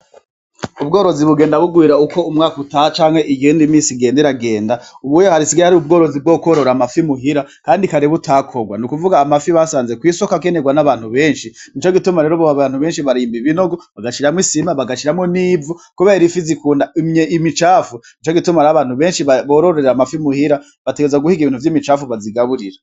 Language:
Rundi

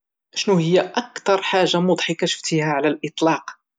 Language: Moroccan Arabic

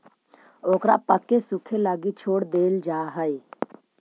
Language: Magahi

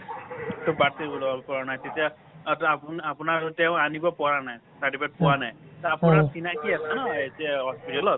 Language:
Assamese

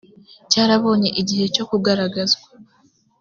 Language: Kinyarwanda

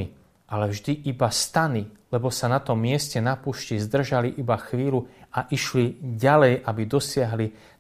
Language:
Slovak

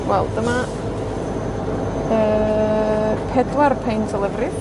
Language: Welsh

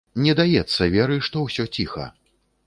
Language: Belarusian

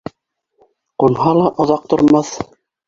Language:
Bashkir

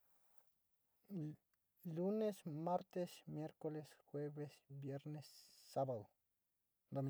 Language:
Sinicahua Mixtec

